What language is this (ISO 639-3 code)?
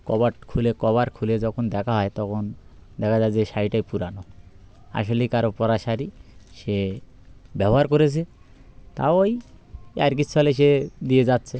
ben